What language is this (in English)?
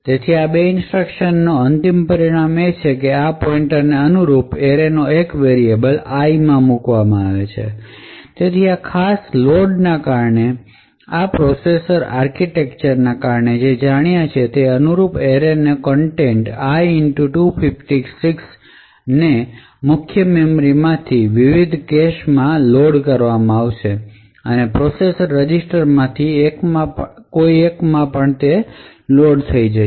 Gujarati